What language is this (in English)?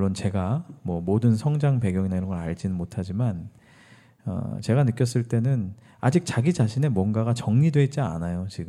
Korean